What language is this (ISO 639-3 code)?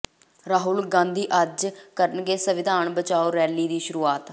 pan